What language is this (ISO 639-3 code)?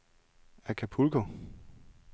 dan